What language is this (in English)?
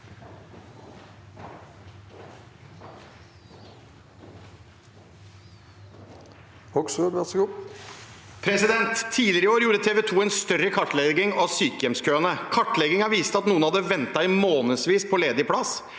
Norwegian